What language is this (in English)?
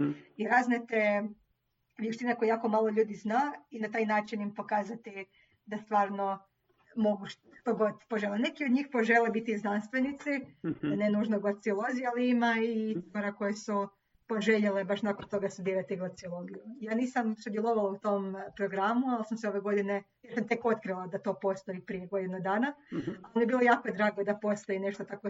Croatian